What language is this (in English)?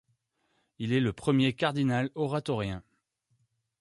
French